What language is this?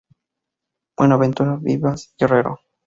Spanish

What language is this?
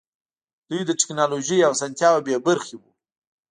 Pashto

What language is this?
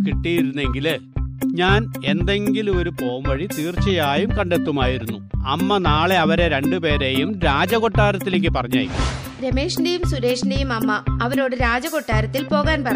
Malayalam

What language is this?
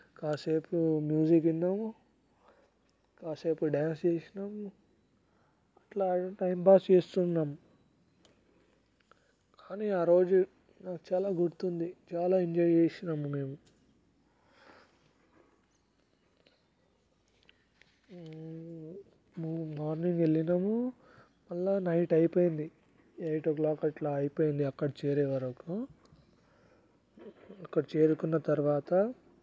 Telugu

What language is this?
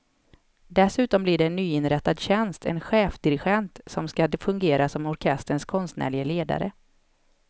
Swedish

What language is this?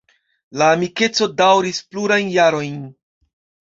Esperanto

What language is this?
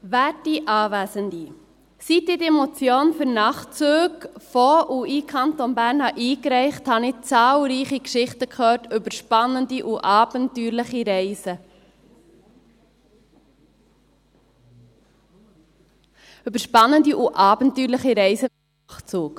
Swiss German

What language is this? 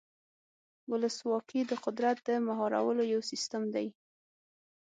Pashto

